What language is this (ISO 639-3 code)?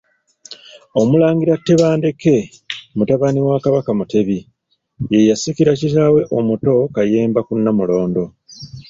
lug